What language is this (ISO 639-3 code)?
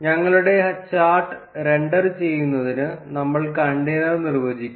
mal